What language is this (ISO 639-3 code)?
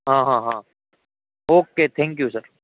guj